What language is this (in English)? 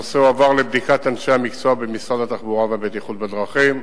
Hebrew